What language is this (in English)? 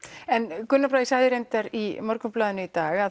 Icelandic